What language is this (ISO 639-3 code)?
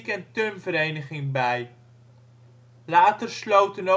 nld